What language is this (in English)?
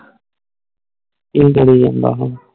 Punjabi